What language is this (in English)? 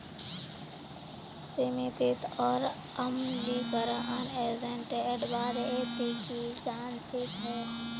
Magahi